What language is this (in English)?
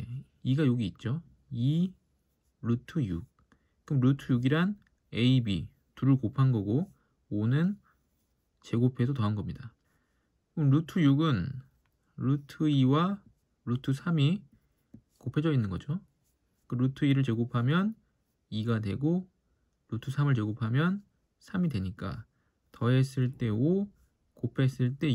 Korean